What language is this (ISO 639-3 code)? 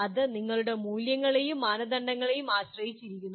mal